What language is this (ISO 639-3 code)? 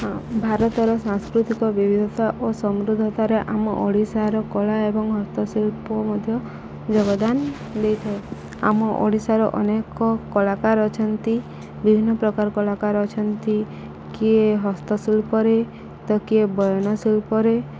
ori